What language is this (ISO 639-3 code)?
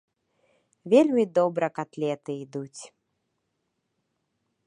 bel